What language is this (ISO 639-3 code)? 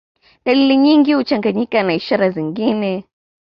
swa